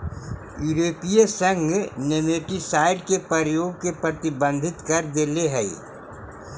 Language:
Magahi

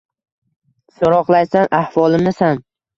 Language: Uzbek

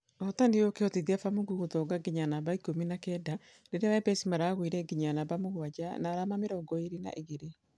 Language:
Kikuyu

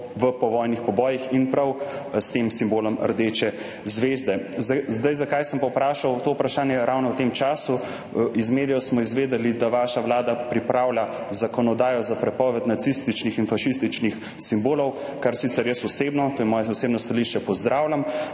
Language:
Slovenian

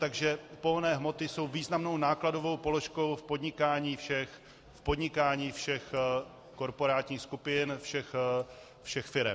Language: Czech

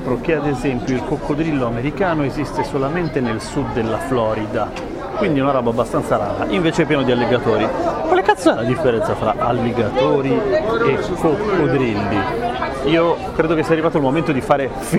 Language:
Italian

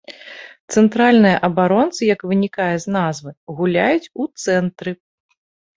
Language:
Belarusian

